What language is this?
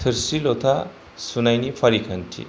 Bodo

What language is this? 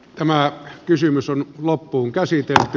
Finnish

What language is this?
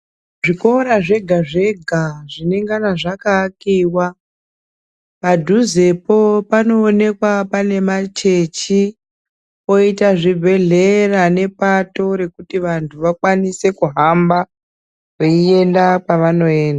Ndau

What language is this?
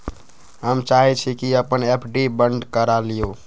Magahi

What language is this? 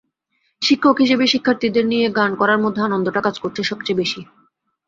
Bangla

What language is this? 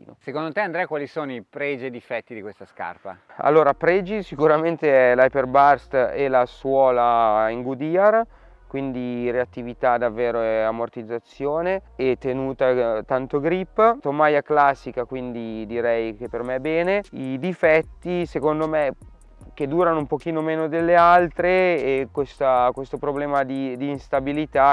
Italian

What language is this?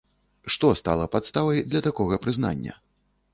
Belarusian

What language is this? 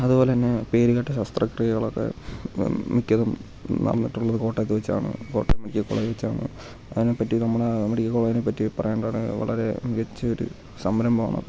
Malayalam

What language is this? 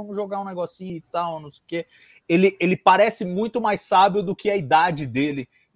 Portuguese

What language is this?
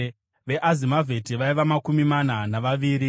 Shona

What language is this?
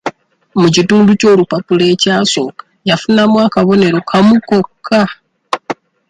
Ganda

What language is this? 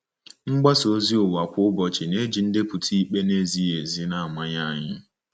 Igbo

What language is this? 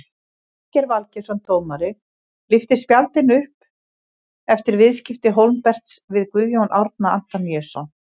Icelandic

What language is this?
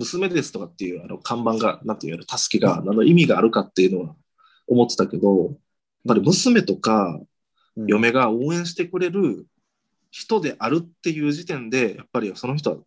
Japanese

